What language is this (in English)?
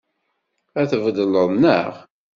Kabyle